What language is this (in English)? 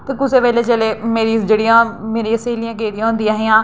Dogri